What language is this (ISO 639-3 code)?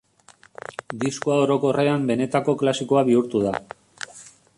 eus